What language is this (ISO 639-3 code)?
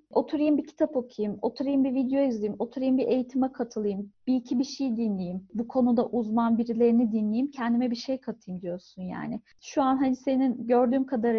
tur